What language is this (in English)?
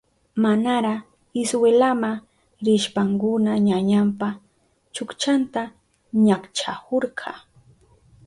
Southern Pastaza Quechua